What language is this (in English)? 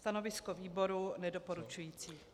Czech